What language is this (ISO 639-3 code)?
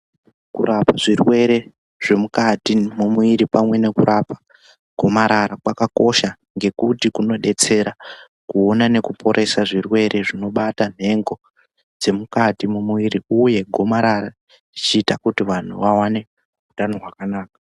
ndc